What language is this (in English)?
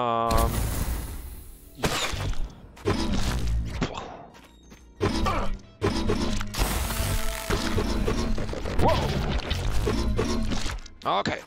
German